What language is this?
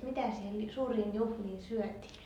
Finnish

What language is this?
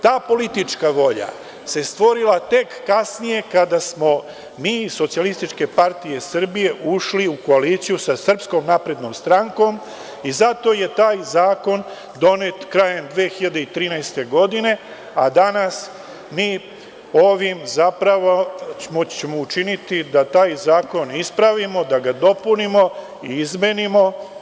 Serbian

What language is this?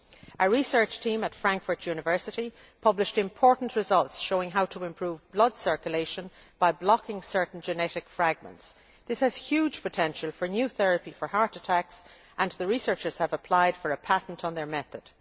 English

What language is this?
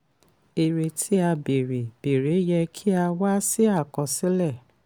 Yoruba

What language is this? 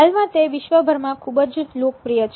Gujarati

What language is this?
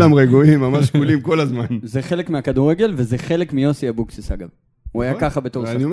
Hebrew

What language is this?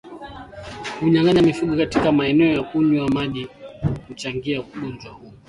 Swahili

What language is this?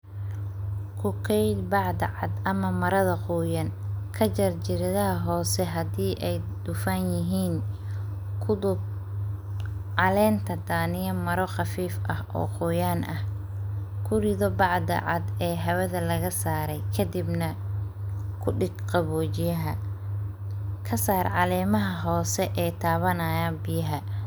Somali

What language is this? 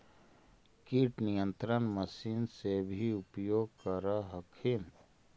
Magahi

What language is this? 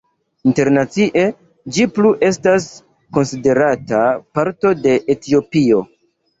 Esperanto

